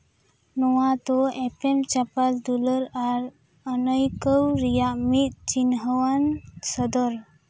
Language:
Santali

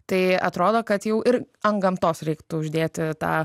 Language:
Lithuanian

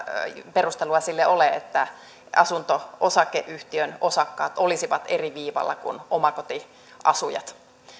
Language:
Finnish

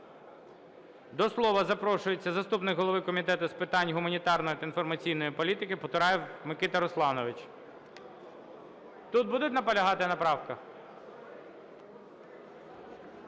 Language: Ukrainian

